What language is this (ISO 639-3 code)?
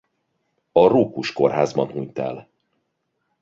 hun